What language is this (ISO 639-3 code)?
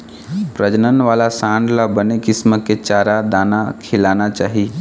hne